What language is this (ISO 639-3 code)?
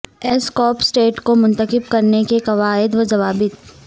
urd